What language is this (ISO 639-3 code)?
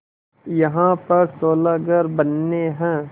hin